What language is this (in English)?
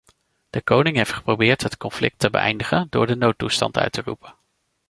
Dutch